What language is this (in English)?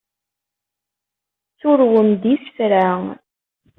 Kabyle